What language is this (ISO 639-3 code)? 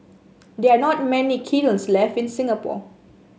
eng